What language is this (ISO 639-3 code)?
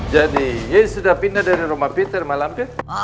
ind